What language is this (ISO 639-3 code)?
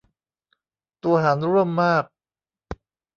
tha